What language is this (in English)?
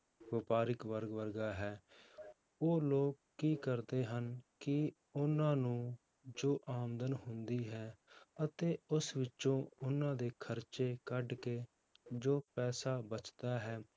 Punjabi